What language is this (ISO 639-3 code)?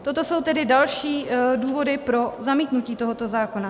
ces